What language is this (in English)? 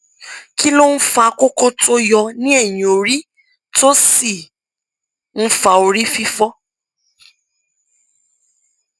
Yoruba